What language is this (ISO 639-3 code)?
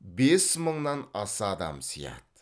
kaz